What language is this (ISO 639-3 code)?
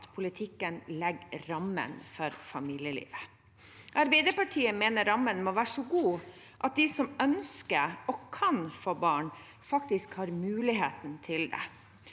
nor